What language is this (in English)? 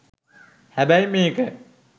Sinhala